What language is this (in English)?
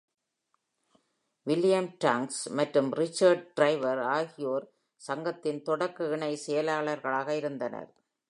Tamil